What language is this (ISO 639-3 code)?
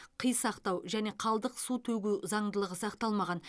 kaz